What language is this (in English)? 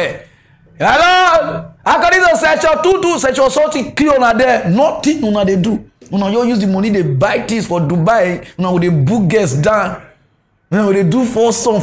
English